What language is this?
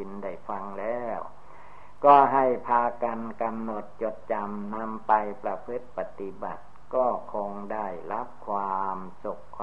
Thai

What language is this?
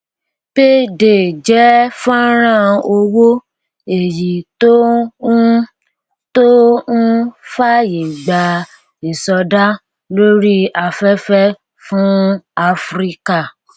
Yoruba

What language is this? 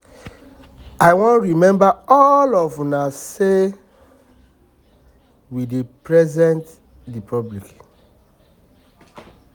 Nigerian Pidgin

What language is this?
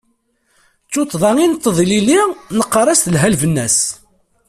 Kabyle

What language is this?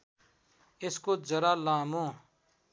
Nepali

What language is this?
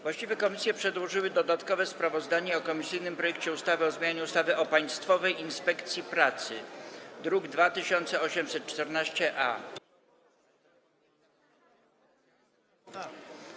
Polish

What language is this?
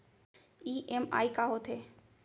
Chhattisgarhi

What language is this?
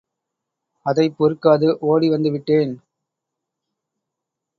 Tamil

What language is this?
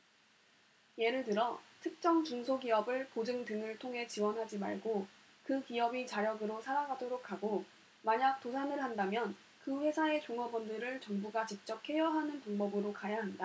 Korean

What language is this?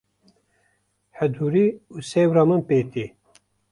Kurdish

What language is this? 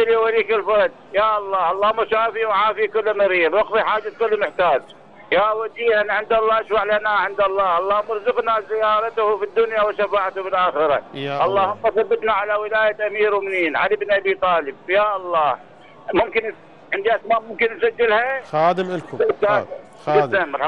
Arabic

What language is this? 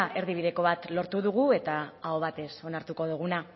Basque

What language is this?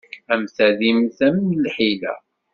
Kabyle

